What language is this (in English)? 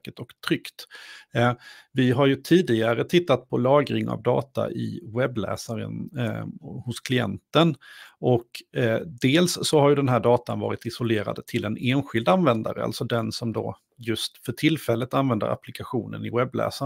Swedish